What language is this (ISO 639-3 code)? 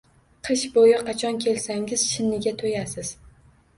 uzb